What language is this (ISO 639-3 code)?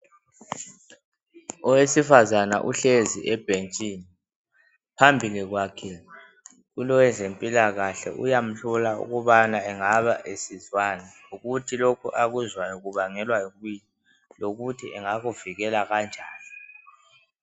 nde